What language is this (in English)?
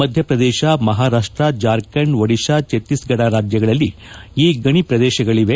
Kannada